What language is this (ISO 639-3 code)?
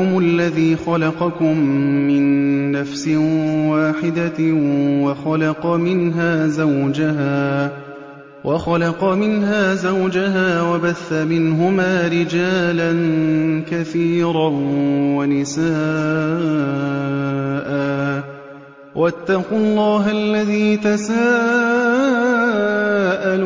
ara